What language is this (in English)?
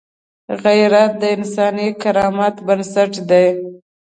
Pashto